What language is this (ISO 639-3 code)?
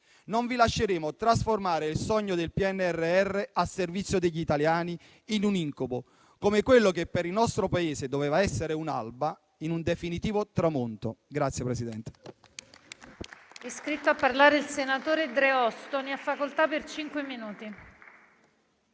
ita